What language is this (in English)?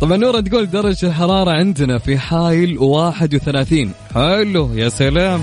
Arabic